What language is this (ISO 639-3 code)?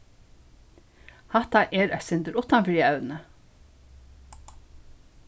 fao